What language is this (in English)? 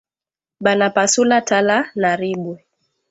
Swahili